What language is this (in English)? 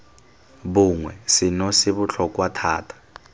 Tswana